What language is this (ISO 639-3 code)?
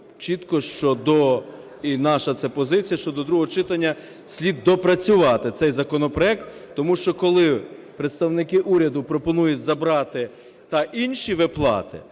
ukr